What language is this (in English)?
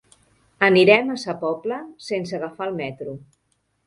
Catalan